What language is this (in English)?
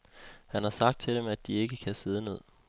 Danish